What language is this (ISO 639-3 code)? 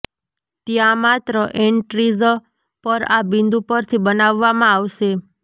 guj